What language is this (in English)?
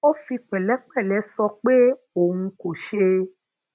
Yoruba